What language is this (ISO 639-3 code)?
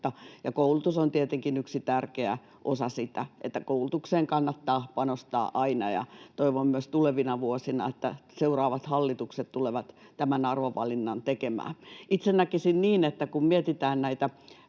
fin